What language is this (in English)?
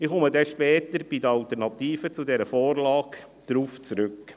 Swiss German